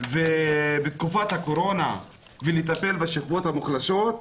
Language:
Hebrew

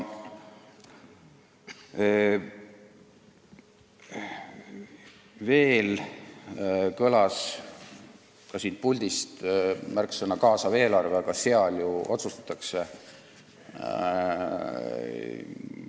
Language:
Estonian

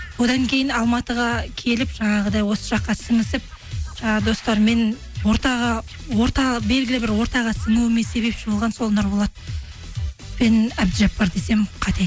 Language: Kazakh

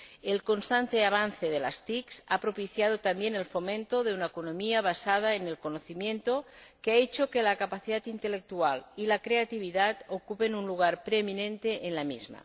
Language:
Spanish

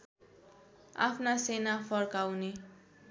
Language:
Nepali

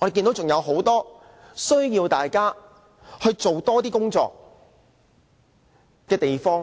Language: Cantonese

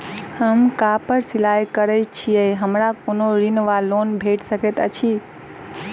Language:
Maithili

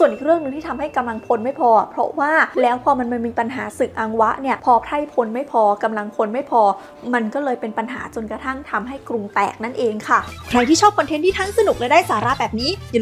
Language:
Thai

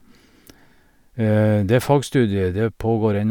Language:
Norwegian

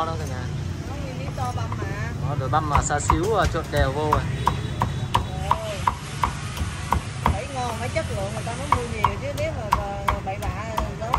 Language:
Vietnamese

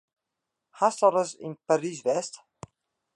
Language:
Western Frisian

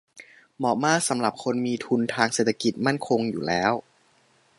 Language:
Thai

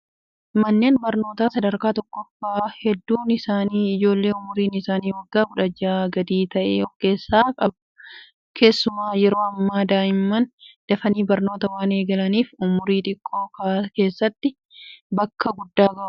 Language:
Oromo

